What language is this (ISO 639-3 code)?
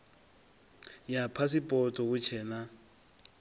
ven